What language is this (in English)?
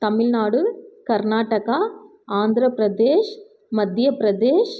Tamil